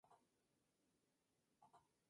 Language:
Spanish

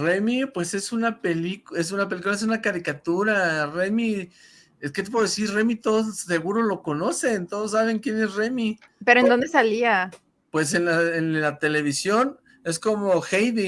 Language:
Spanish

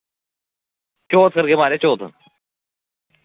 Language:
Dogri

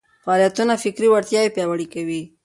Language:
Pashto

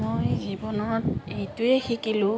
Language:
Assamese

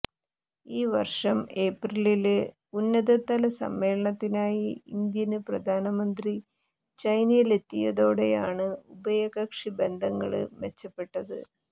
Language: Malayalam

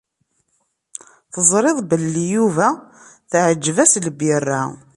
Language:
Kabyle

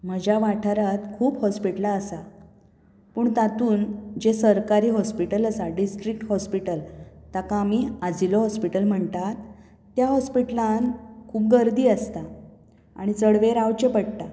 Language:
Konkani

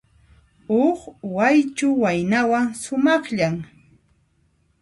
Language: Puno Quechua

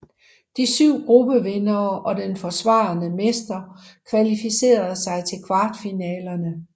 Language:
Danish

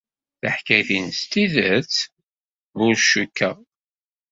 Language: Kabyle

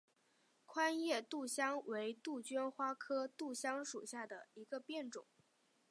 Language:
Chinese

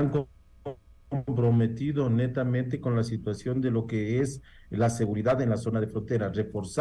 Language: Spanish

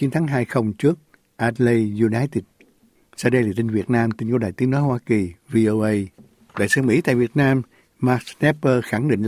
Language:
Vietnamese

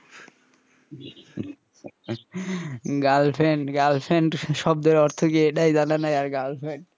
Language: Bangla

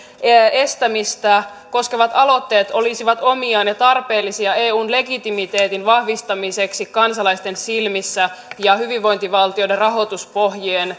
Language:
Finnish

